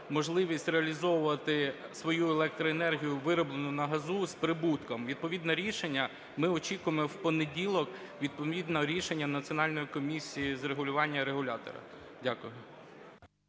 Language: Ukrainian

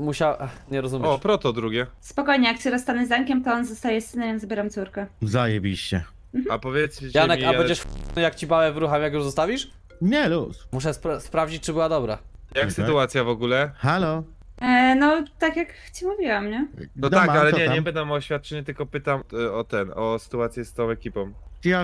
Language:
Polish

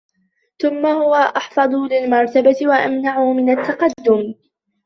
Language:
Arabic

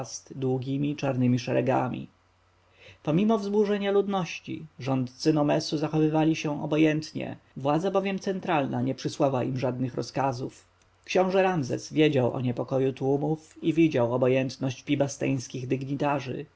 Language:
Polish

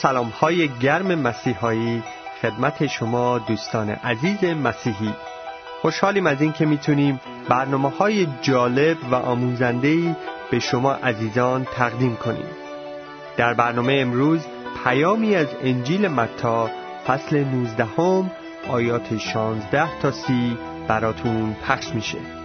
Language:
Persian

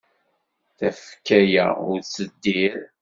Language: Kabyle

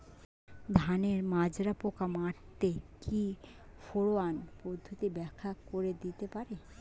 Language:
Bangla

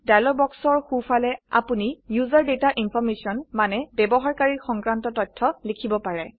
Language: Assamese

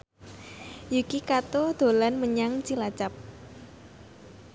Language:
Javanese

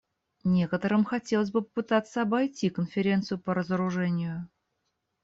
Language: Russian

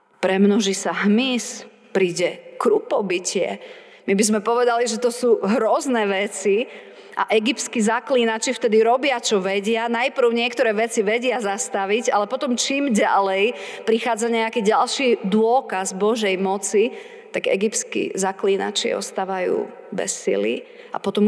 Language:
Slovak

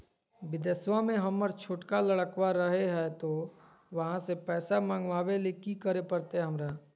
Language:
Magahi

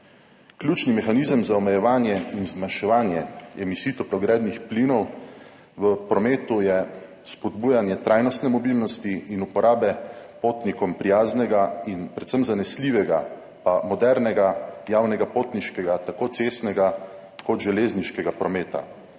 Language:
Slovenian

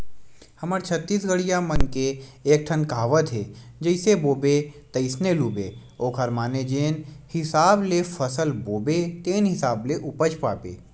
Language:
Chhattisgarhi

